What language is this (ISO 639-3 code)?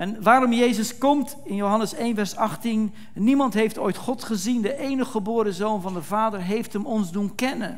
nld